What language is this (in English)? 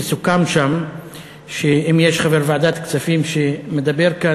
Hebrew